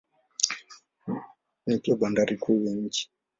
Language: Swahili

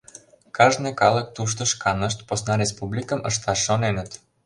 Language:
Mari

